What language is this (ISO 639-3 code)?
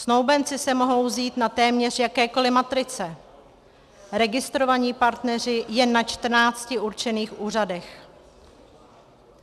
ces